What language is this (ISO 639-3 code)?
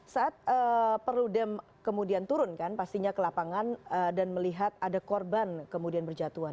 ind